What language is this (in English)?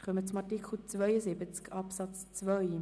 Swiss German